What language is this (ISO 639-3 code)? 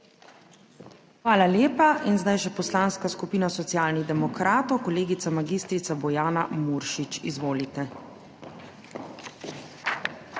slv